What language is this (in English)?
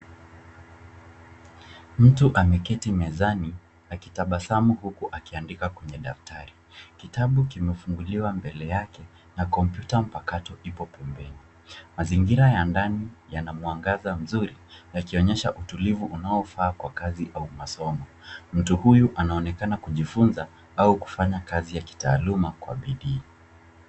Swahili